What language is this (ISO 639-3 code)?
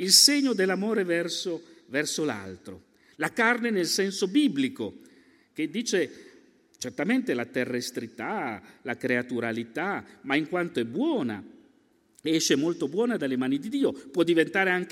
ita